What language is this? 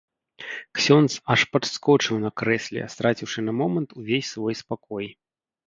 Belarusian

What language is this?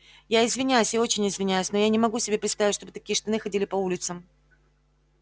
Russian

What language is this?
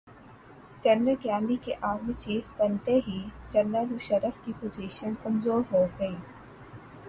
Urdu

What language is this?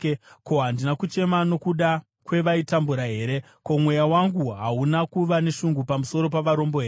Shona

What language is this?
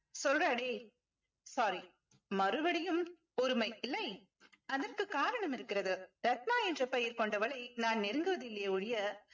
Tamil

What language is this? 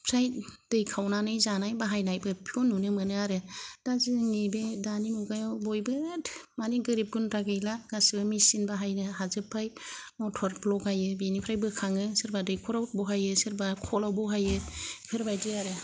Bodo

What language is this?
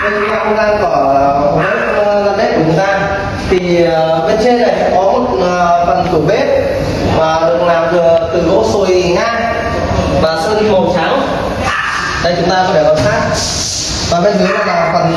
Vietnamese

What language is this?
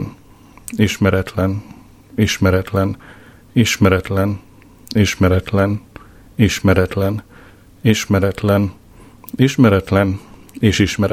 Hungarian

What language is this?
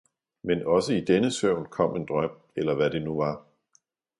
Danish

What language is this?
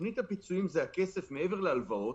Hebrew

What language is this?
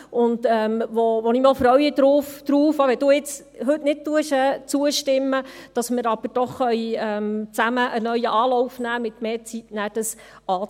Swiss German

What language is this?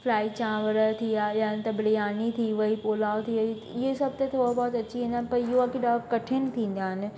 Sindhi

